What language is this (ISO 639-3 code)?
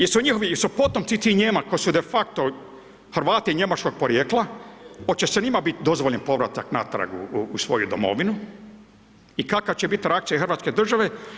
hrv